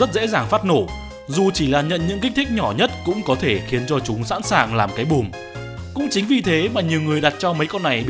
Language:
Vietnamese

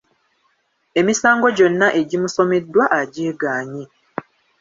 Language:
Ganda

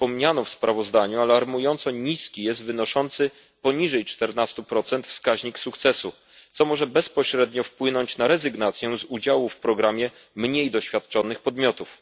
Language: Polish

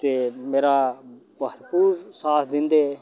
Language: Dogri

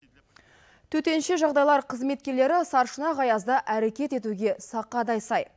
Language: Kazakh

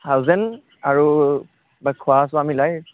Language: Assamese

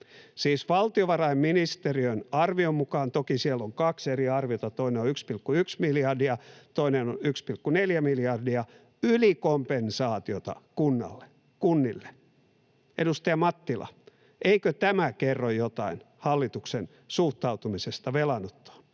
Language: Finnish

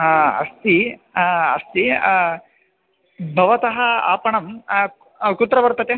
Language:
Sanskrit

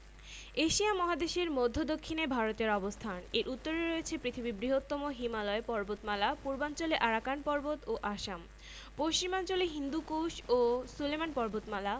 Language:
Bangla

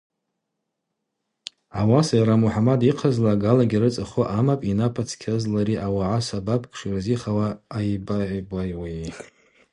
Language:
Abaza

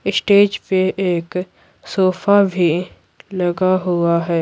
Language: Hindi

